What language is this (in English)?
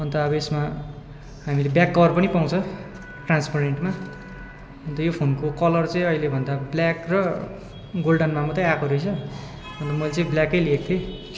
Nepali